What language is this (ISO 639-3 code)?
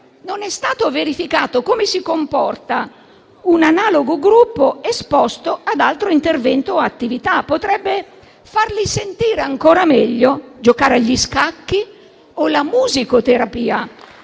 ita